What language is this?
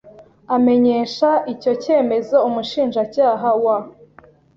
Kinyarwanda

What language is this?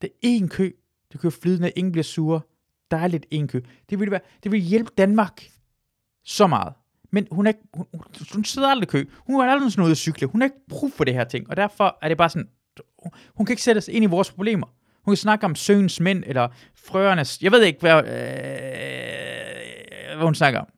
Danish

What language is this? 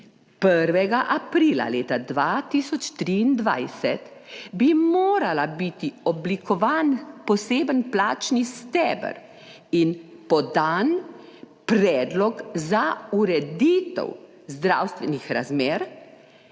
Slovenian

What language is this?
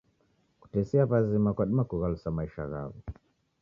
Taita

